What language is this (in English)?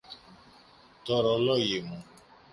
Greek